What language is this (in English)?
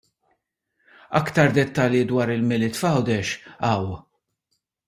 Maltese